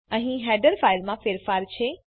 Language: Gujarati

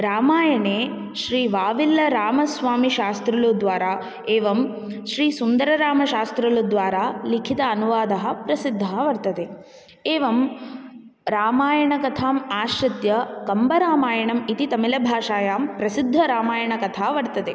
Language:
Sanskrit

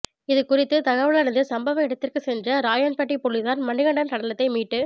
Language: Tamil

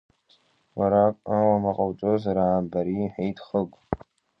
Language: Abkhazian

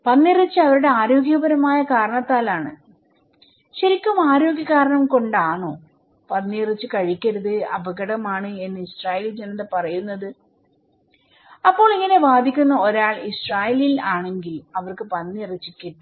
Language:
Malayalam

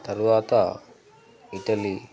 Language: Telugu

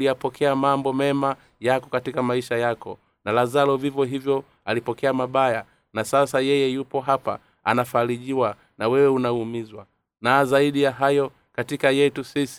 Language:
Swahili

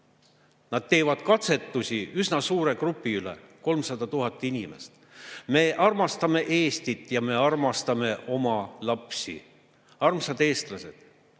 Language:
Estonian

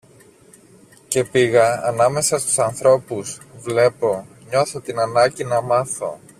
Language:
Greek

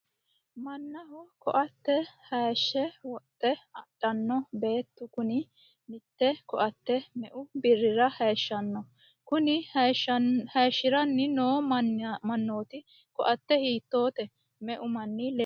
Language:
Sidamo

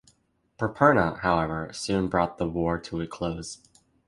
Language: English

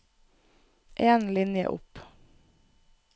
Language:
Norwegian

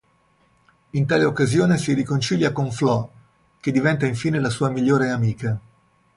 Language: Italian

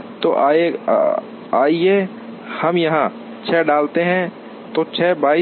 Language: Hindi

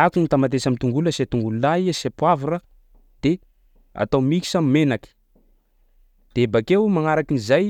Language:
Sakalava Malagasy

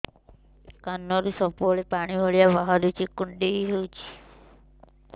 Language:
Odia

